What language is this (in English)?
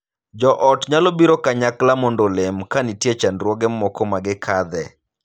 Luo (Kenya and Tanzania)